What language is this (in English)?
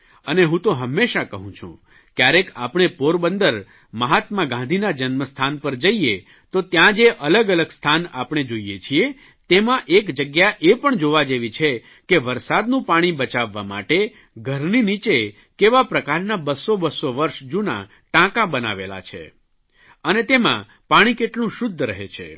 Gujarati